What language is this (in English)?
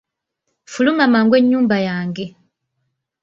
Ganda